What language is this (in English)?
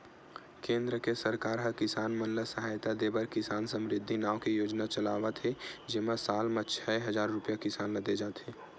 Chhattisgarhi